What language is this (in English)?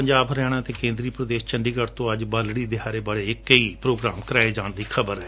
Punjabi